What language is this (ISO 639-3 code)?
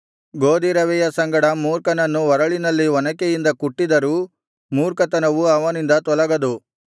kan